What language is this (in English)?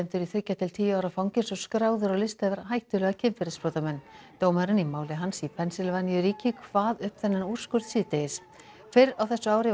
Icelandic